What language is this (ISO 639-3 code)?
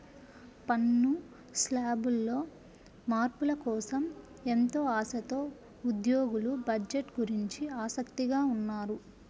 tel